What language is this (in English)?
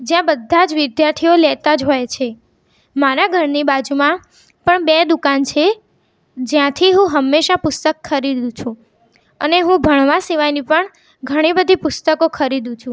Gujarati